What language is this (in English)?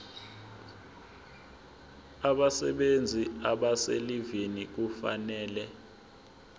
Zulu